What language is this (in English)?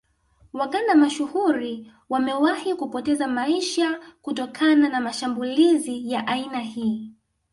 Swahili